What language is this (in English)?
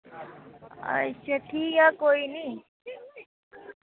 Dogri